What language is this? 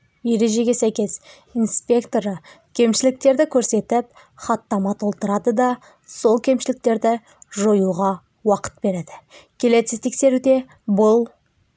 Kazakh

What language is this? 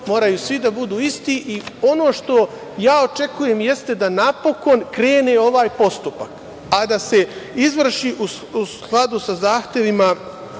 Serbian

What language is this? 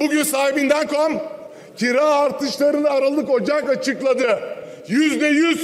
Turkish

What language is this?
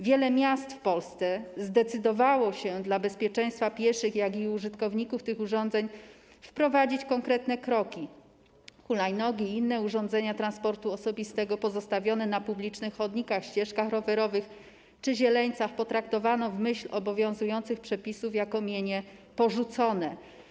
Polish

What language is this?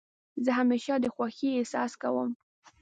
Pashto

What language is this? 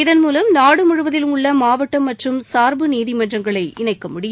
Tamil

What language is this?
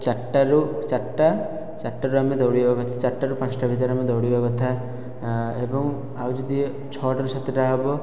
Odia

